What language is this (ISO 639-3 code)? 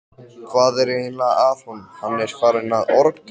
isl